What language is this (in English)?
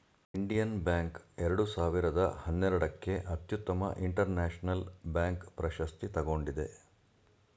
Kannada